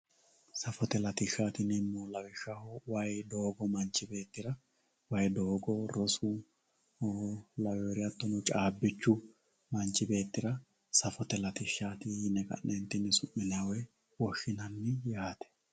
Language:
Sidamo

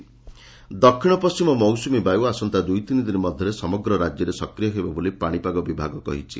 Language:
Odia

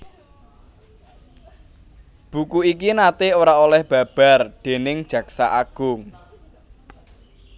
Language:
Javanese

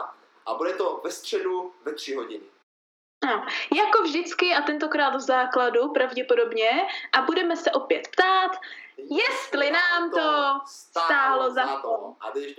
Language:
Czech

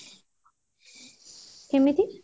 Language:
Odia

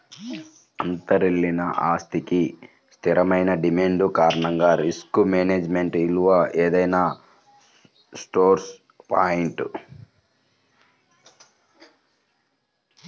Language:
Telugu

